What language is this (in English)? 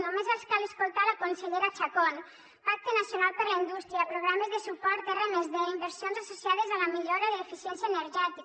Catalan